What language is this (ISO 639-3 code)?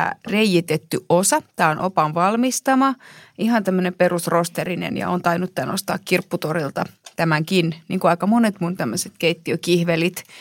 fin